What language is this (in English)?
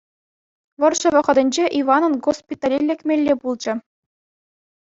Chuvash